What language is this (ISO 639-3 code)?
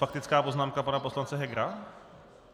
ces